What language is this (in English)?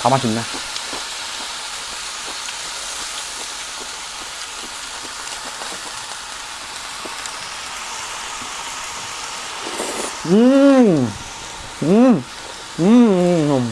Korean